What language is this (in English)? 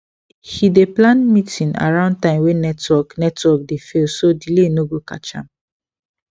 Nigerian Pidgin